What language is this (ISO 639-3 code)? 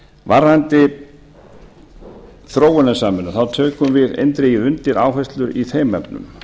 isl